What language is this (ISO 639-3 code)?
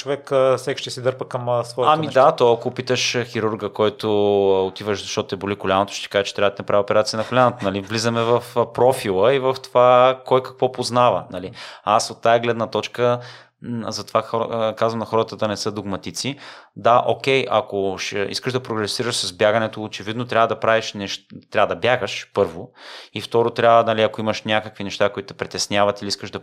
bul